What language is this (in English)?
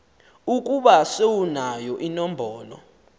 Xhosa